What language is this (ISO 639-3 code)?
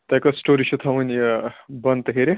kas